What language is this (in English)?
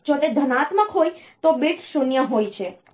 Gujarati